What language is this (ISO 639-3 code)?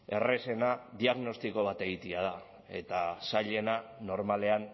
eus